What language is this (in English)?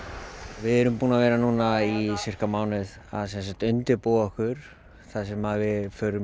Icelandic